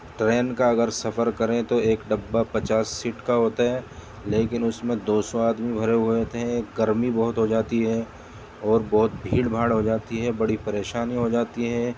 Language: Urdu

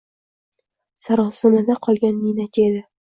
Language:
Uzbek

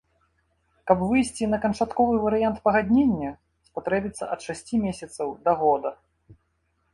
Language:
Belarusian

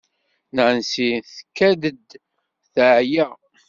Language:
Kabyle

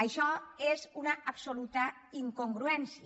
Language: Catalan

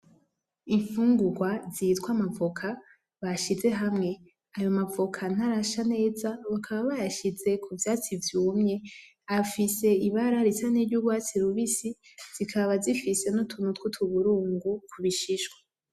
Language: Rundi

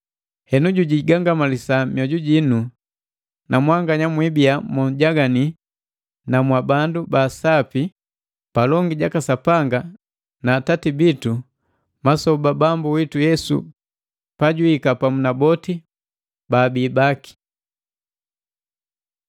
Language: Matengo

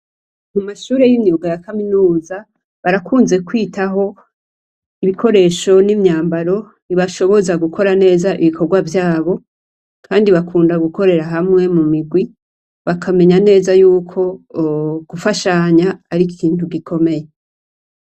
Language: Rundi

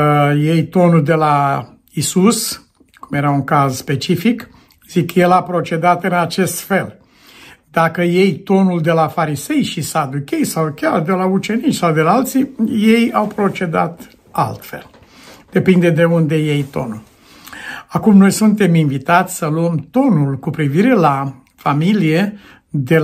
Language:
Romanian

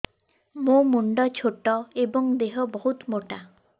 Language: Odia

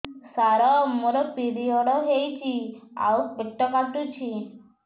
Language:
Odia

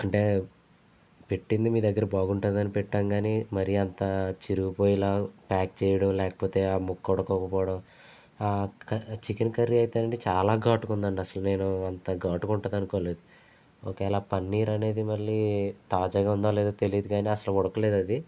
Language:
Telugu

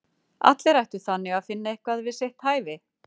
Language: Icelandic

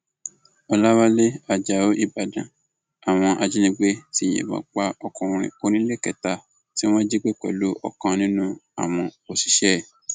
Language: Yoruba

